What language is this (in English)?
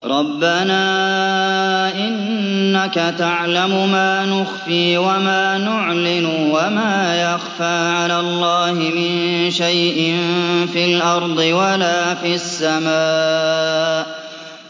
Arabic